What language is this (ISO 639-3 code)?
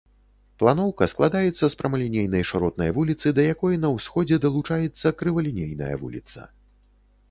bel